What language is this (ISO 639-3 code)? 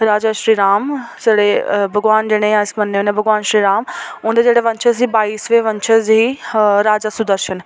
doi